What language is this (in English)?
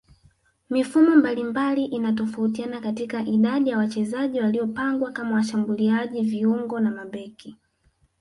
Swahili